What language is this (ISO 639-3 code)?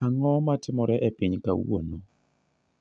luo